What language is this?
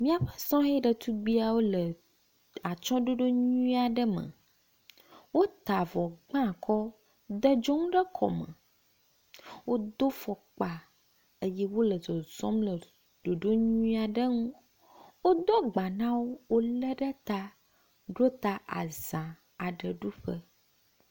Ewe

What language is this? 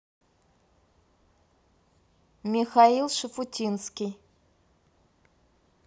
Russian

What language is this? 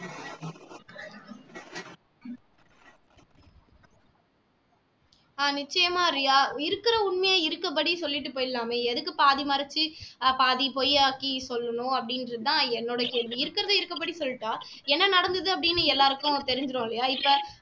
Tamil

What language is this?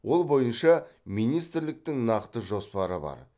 Kazakh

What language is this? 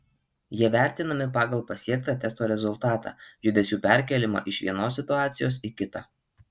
Lithuanian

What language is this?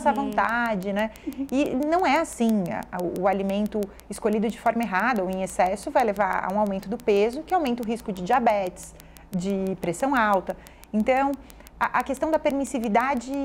Portuguese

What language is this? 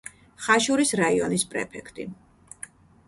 Georgian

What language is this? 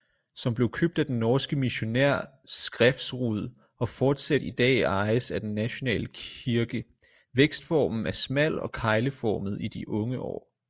Danish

